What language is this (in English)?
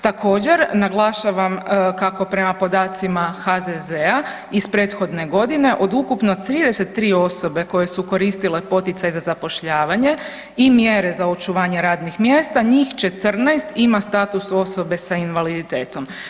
Croatian